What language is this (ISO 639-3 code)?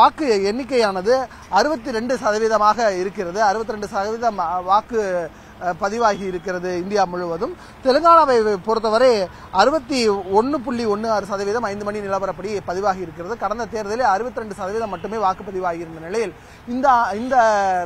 tam